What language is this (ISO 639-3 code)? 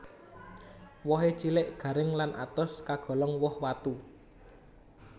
jav